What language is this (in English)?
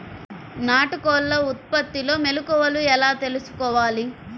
Telugu